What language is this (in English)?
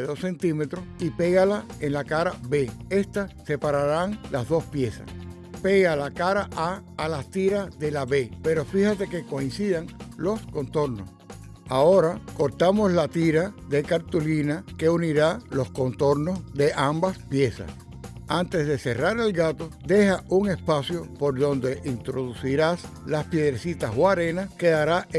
Spanish